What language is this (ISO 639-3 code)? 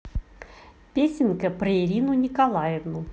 rus